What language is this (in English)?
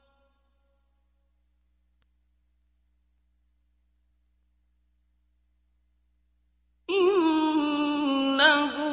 Arabic